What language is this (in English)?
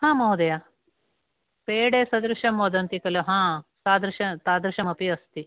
Sanskrit